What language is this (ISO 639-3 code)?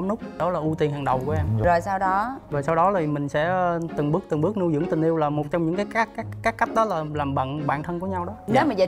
vie